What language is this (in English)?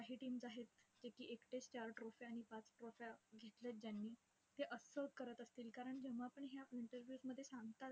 Marathi